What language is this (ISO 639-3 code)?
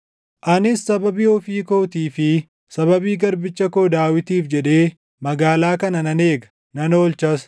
orm